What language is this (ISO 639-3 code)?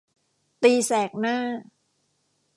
tha